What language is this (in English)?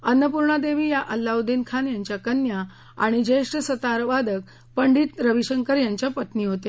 Marathi